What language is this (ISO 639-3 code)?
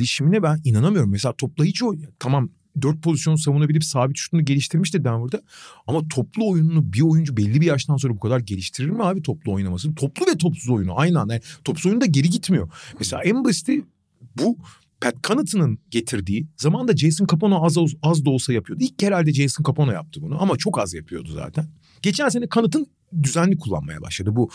tur